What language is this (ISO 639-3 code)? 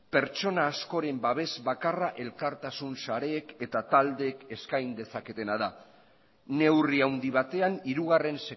eus